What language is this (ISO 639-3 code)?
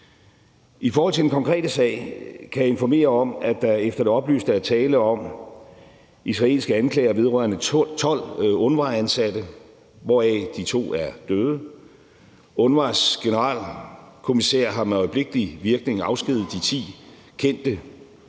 dan